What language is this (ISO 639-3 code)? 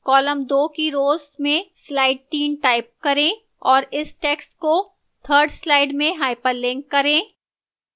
hin